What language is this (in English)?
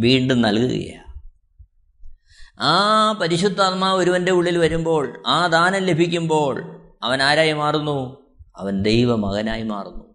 Malayalam